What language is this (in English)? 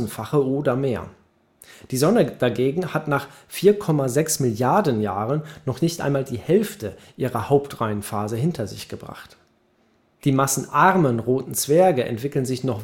German